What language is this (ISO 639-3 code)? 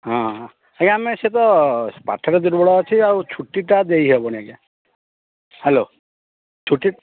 ori